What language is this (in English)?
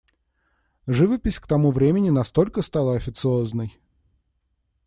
Russian